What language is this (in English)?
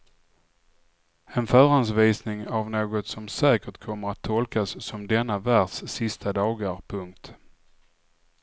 Swedish